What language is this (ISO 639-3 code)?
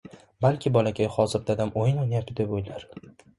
uzb